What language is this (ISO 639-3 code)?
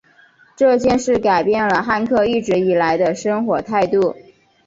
zho